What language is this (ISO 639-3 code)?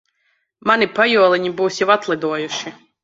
lav